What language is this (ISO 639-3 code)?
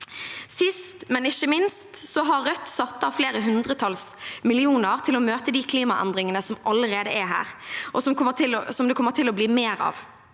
nor